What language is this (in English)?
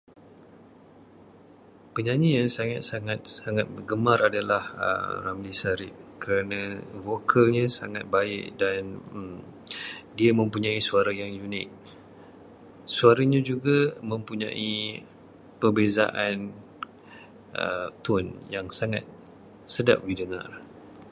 Malay